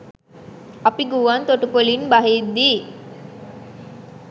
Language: Sinhala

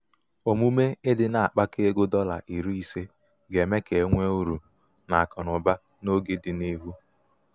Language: Igbo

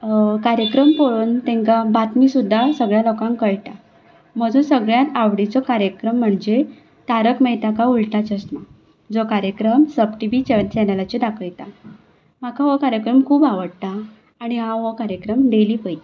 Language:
Konkani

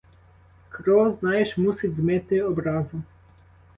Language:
Ukrainian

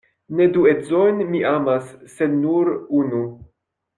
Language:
Esperanto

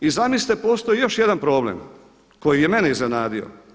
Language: Croatian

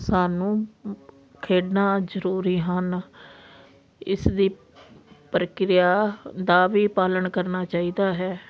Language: Punjabi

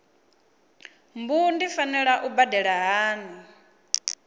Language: Venda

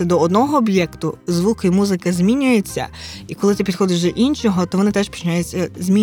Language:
Ukrainian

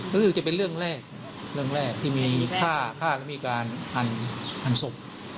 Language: Thai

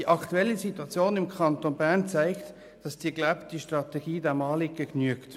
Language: Swiss German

